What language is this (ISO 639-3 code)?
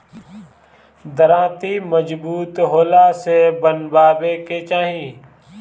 bho